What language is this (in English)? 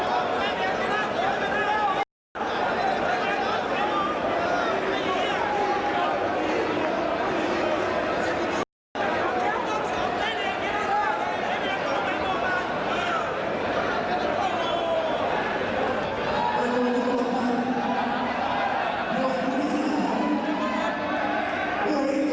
Thai